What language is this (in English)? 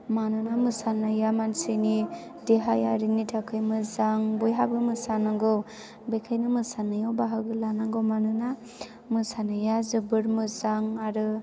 Bodo